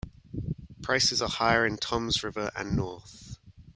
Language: English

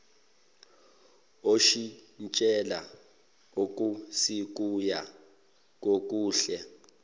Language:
Zulu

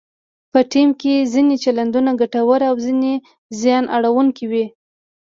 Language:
Pashto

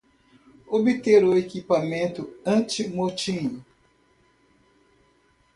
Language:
Portuguese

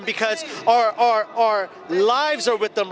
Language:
Indonesian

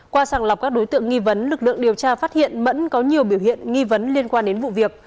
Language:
Vietnamese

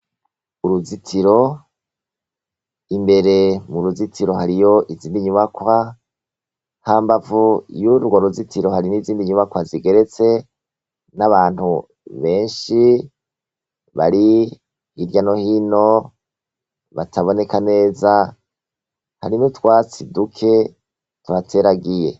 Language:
Rundi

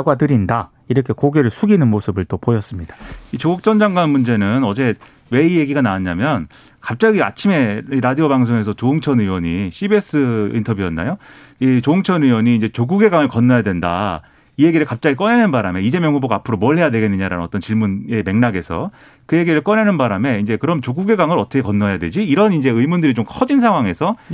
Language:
Korean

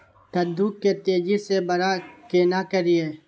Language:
Maithili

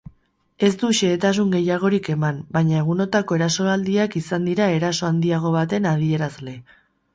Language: Basque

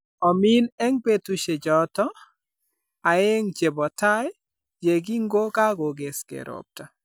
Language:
Kalenjin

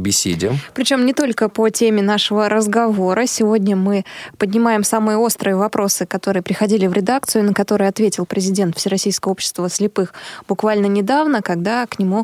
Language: Russian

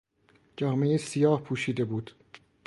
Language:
Persian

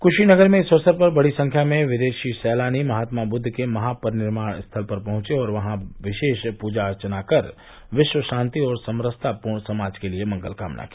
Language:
Hindi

